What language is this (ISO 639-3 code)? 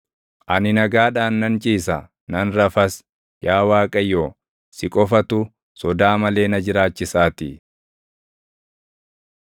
orm